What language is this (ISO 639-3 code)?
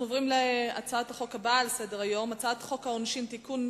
heb